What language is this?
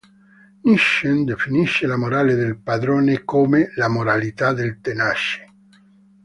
Italian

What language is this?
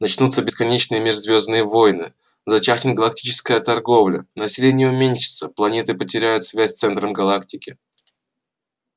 Russian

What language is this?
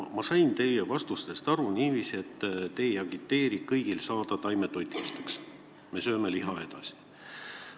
Estonian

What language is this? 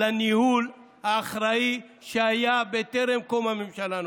Hebrew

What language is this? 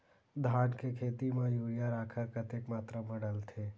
Chhattisgarhi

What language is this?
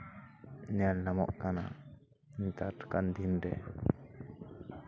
Santali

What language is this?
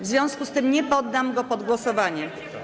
Polish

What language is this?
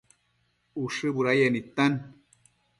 Matsés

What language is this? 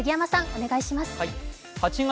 Japanese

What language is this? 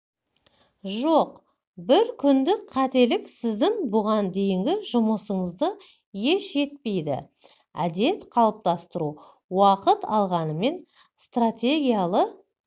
Kazakh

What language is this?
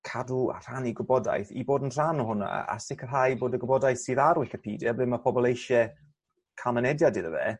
Welsh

